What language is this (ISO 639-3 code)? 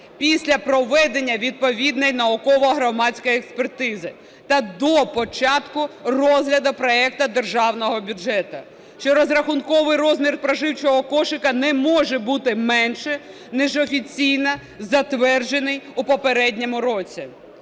ukr